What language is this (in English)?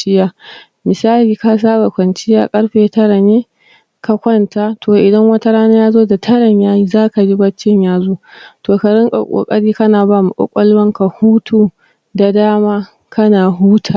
Hausa